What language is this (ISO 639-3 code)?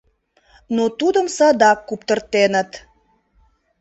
chm